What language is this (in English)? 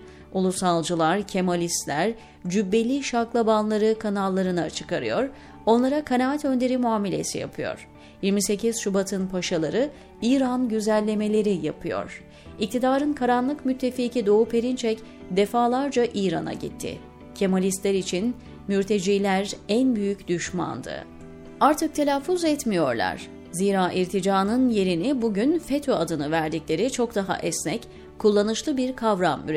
Turkish